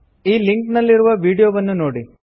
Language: Kannada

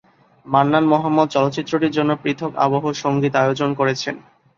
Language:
Bangla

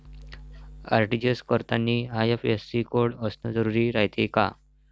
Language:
Marathi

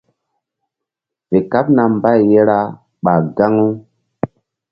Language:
Mbum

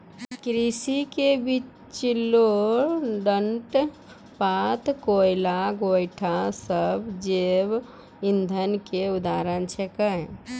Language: Maithili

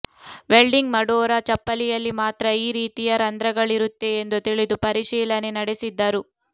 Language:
Kannada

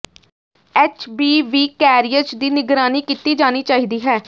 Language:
Punjabi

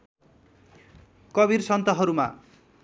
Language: Nepali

